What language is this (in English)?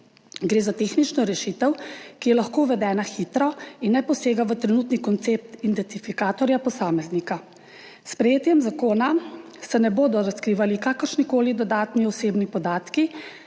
Slovenian